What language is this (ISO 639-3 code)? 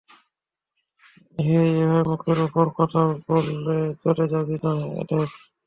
ben